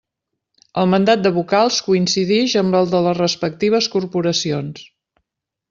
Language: Catalan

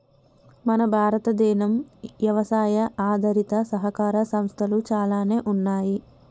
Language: Telugu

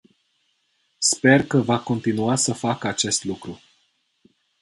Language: Romanian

